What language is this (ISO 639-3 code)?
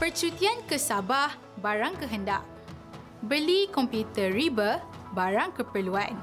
msa